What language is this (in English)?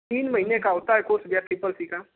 Hindi